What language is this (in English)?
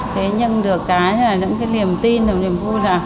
Vietnamese